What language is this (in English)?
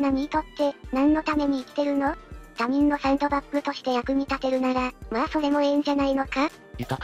Japanese